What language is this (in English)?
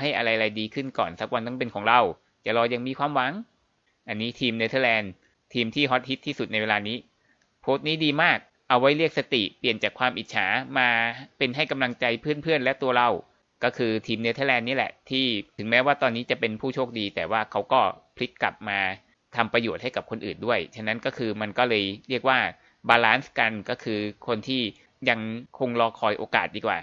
Thai